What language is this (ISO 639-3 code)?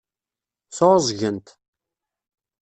kab